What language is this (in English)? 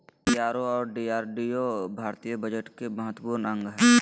Magahi